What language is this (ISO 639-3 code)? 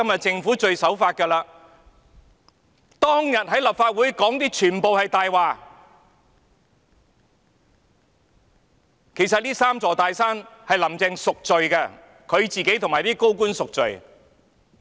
yue